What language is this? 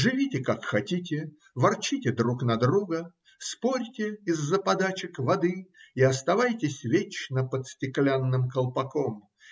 Russian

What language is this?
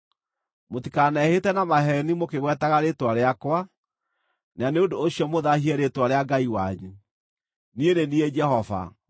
Kikuyu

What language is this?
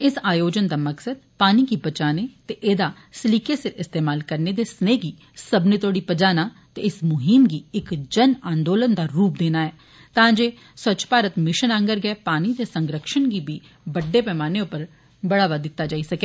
Dogri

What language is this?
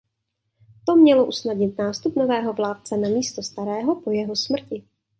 Czech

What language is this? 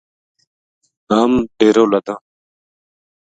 Gujari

